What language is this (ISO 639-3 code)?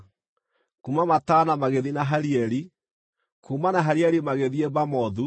kik